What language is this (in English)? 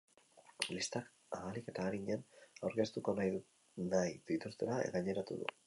Basque